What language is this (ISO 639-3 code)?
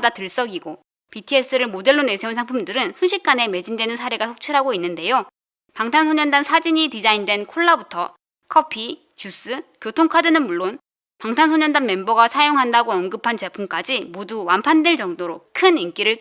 kor